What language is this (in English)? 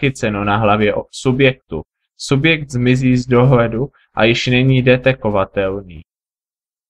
Czech